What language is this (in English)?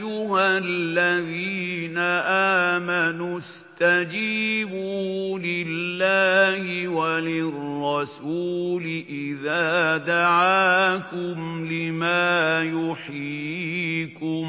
Arabic